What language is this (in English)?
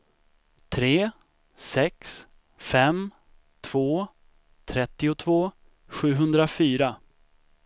Swedish